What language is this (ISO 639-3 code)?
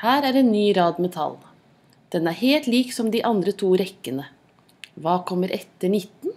nor